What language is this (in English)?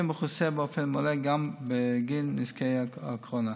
Hebrew